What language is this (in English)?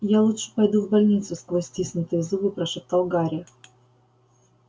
Russian